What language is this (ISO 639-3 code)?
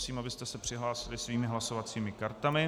ces